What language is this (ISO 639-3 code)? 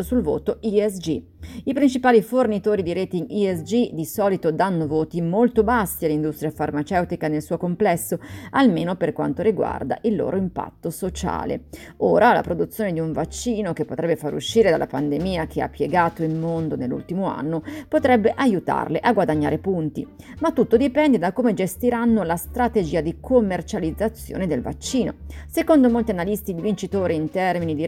ita